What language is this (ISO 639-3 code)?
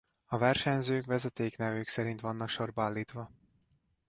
hun